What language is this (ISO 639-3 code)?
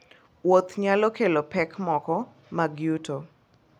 luo